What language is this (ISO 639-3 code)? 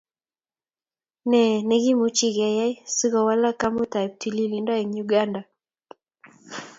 kln